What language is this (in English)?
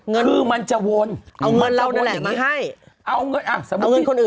Thai